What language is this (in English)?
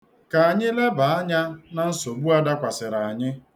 Igbo